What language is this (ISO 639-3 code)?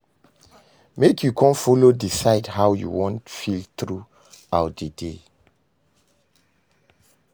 pcm